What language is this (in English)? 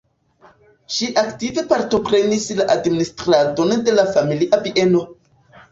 Esperanto